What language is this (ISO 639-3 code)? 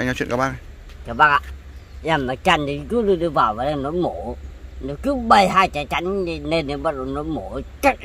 vie